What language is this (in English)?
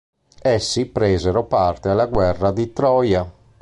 Italian